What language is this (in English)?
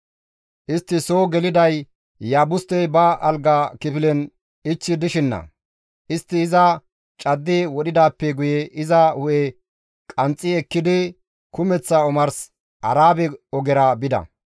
Gamo